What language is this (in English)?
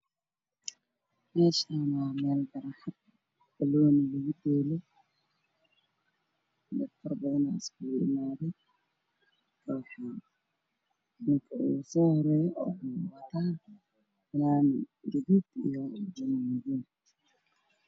Somali